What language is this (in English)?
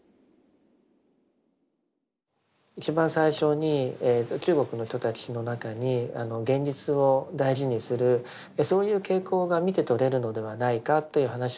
Japanese